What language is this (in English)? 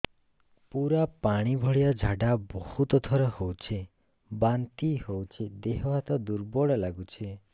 Odia